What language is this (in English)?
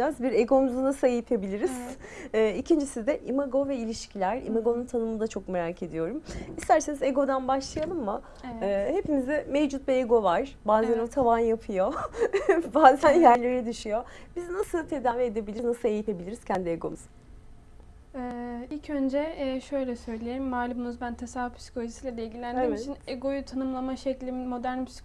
Turkish